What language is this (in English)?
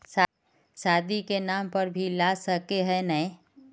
Magahi